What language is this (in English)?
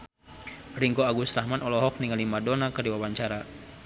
Sundanese